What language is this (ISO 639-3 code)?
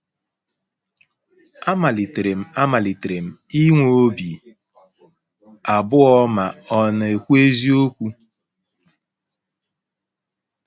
ibo